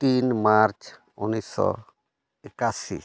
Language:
Santali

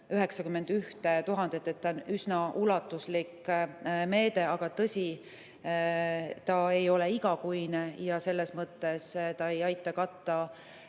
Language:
Estonian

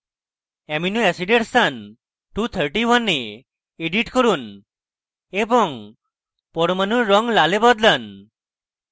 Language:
Bangla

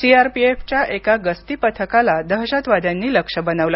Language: Marathi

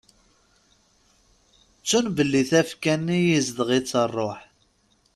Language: Kabyle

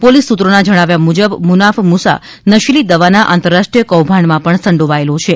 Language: Gujarati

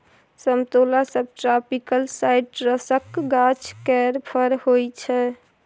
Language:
Maithili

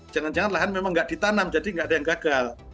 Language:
Indonesian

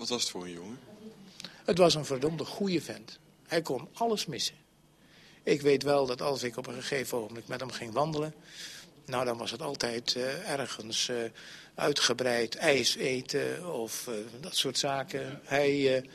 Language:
Dutch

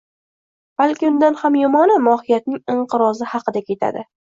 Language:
Uzbek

